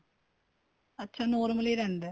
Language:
Punjabi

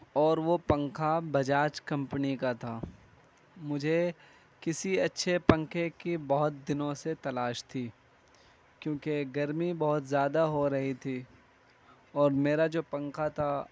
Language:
Urdu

